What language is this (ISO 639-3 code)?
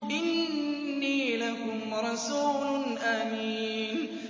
ara